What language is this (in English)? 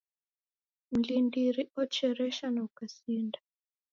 Taita